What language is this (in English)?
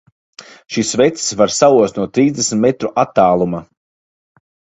Latvian